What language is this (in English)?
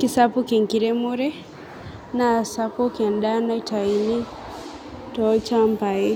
Masai